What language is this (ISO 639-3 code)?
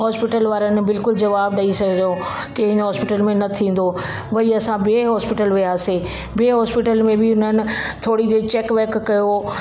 snd